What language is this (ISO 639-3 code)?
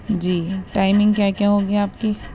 urd